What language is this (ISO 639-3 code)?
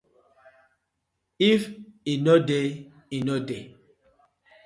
pcm